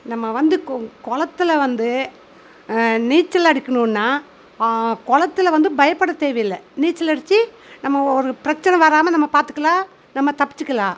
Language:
Tamil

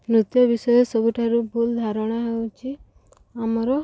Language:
Odia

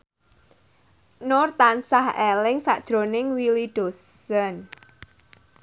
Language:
Javanese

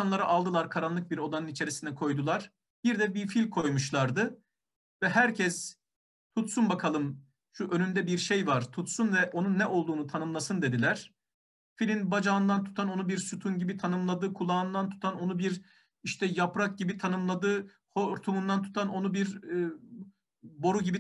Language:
Turkish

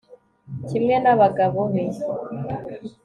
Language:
Kinyarwanda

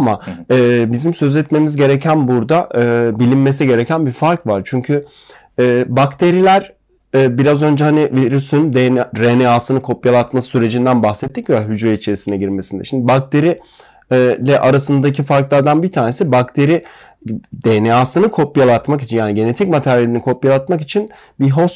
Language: Turkish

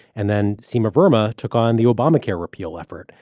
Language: English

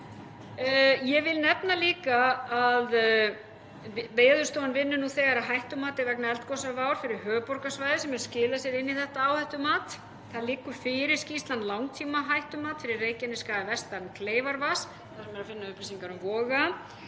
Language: Icelandic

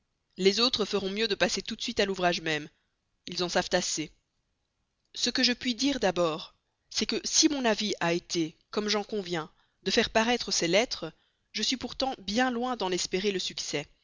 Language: French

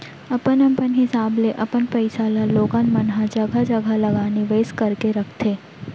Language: Chhattisgarhi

